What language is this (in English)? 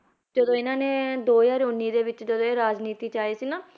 Punjabi